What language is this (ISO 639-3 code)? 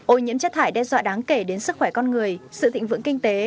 vie